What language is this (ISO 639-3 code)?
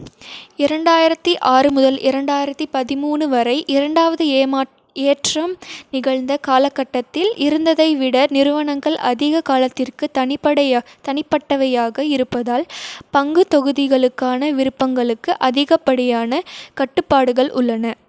tam